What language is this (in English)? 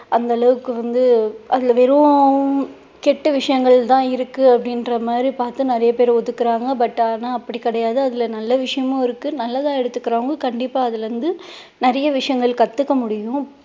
Tamil